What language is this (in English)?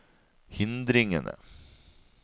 Norwegian